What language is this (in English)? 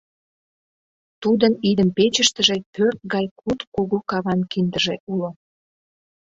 Mari